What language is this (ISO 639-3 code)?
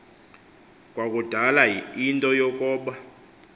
xho